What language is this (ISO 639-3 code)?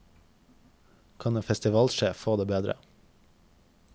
nor